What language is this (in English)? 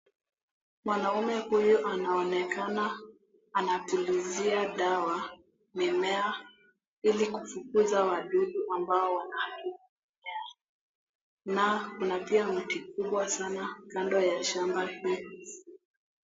Swahili